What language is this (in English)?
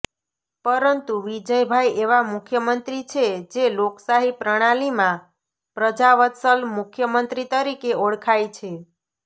Gujarati